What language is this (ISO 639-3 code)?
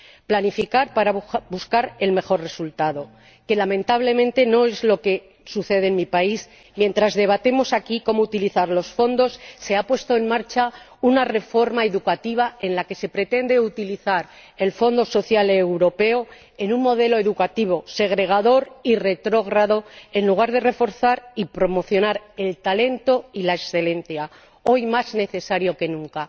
spa